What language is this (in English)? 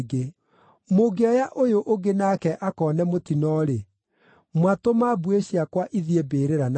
Kikuyu